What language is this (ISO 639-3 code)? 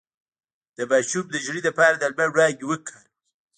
pus